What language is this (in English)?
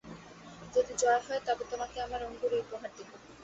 Bangla